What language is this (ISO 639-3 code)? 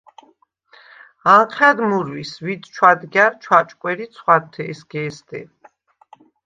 sva